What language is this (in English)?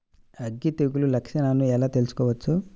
Telugu